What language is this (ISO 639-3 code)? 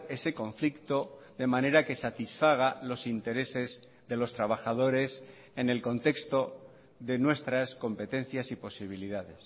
spa